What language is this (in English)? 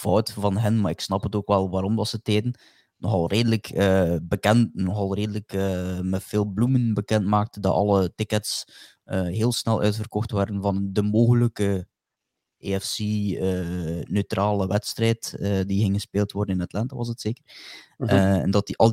Dutch